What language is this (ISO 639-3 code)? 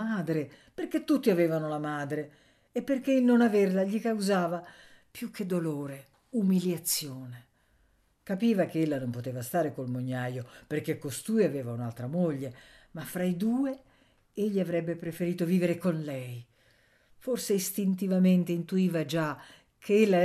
ita